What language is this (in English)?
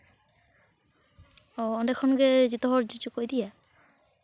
Santali